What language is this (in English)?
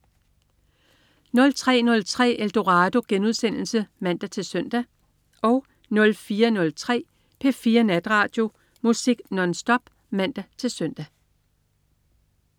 Danish